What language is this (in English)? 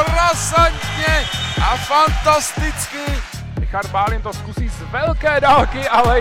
Czech